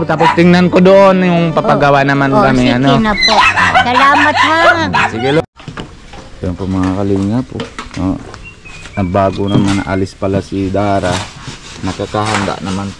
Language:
Filipino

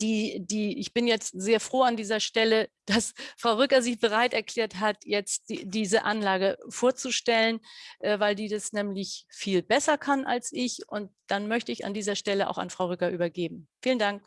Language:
German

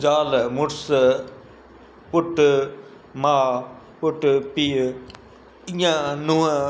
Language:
Sindhi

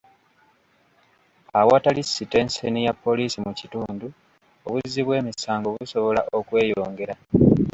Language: Ganda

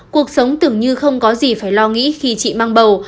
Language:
Vietnamese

